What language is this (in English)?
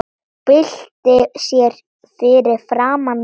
Icelandic